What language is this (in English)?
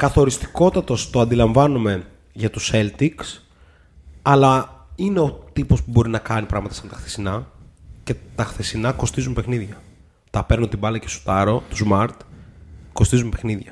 Greek